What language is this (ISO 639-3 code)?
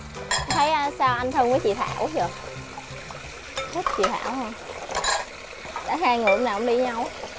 vie